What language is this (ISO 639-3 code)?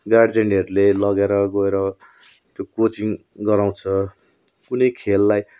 nep